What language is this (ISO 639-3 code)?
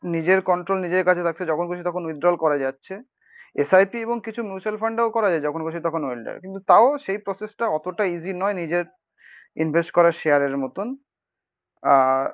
ben